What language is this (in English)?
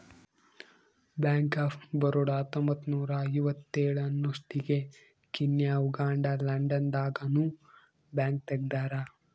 Kannada